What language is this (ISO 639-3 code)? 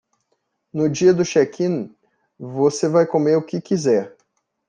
por